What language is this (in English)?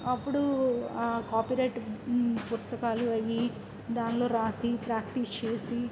Telugu